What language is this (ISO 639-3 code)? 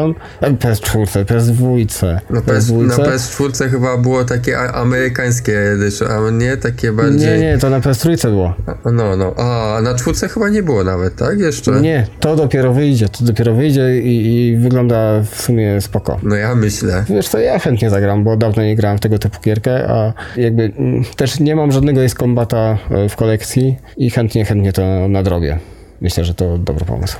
pol